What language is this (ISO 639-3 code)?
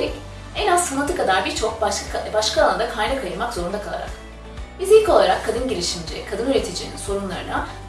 tur